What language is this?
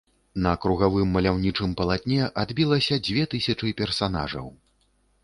Belarusian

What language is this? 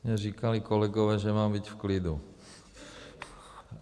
Czech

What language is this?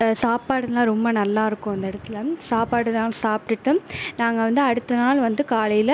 Tamil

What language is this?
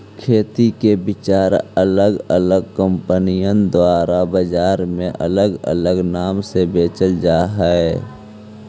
Magahi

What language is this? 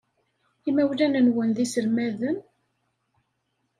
Kabyle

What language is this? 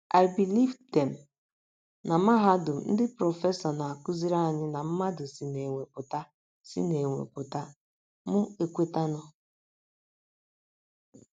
Igbo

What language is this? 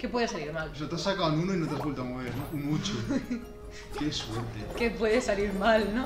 Spanish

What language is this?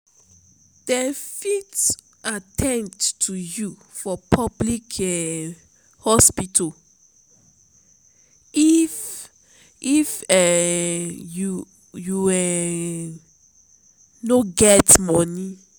Nigerian Pidgin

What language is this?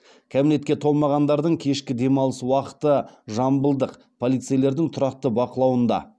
Kazakh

